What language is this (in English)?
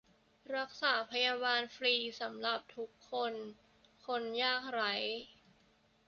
Thai